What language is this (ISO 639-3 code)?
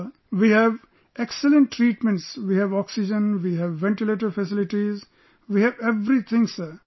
eng